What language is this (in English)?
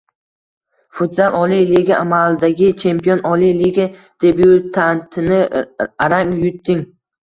Uzbek